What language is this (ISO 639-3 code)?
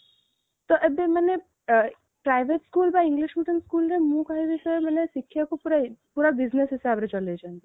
ori